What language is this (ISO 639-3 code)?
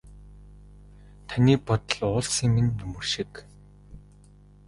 mon